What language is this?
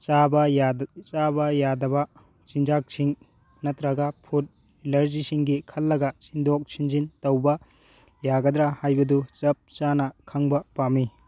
Manipuri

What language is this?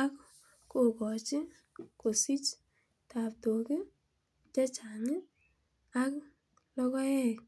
Kalenjin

